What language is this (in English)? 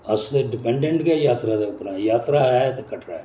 Dogri